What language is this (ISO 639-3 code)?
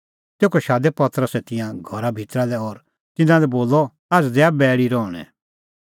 kfx